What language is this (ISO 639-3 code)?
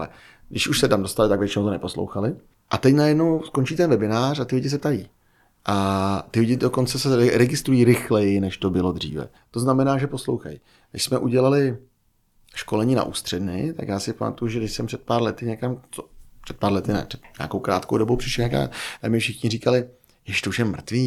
ces